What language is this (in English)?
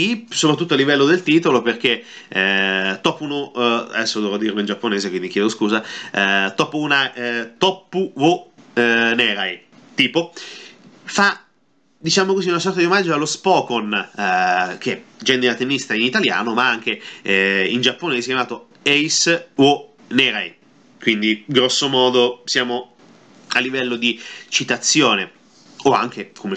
Italian